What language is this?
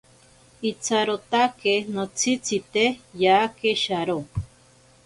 Ashéninka Perené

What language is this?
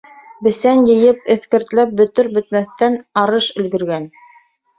Bashkir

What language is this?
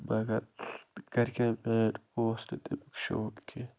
Kashmiri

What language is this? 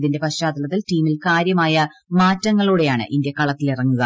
Malayalam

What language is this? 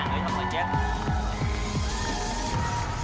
Vietnamese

